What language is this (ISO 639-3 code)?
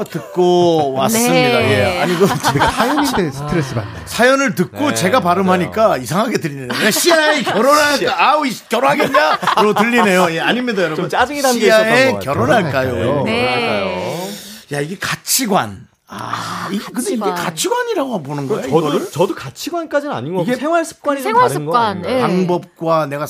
kor